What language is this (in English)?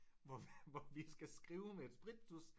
Danish